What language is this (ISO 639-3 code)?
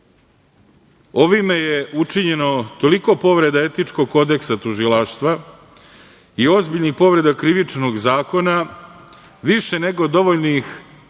srp